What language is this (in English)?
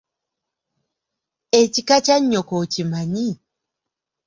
Ganda